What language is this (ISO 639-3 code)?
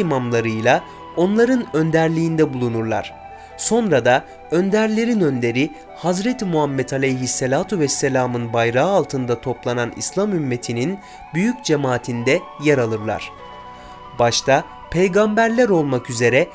tur